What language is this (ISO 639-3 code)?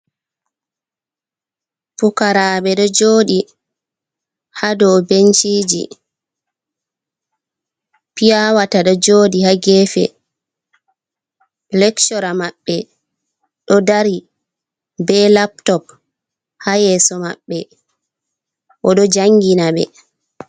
ful